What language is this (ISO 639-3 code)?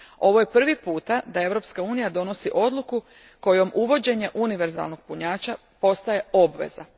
hrv